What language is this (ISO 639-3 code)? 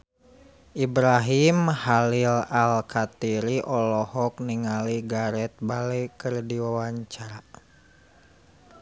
sun